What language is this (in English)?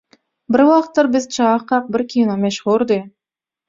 Turkmen